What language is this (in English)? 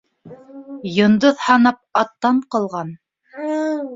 Bashkir